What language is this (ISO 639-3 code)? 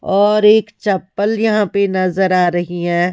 hin